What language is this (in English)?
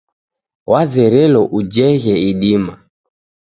Taita